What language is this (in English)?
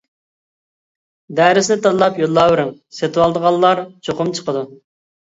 Uyghur